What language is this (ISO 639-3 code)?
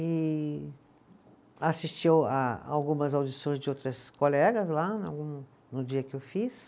por